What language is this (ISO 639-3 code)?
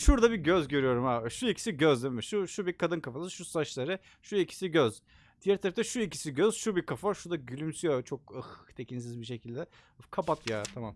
tur